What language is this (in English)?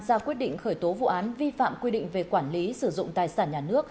Vietnamese